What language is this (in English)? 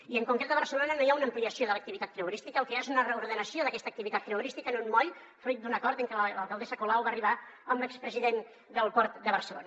Catalan